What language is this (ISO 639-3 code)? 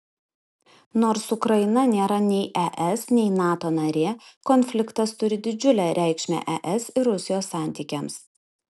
lit